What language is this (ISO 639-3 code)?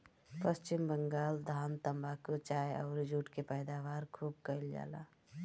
bho